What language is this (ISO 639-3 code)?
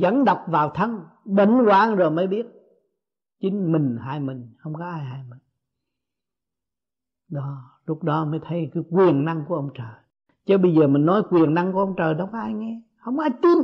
vie